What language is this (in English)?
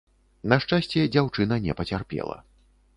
Belarusian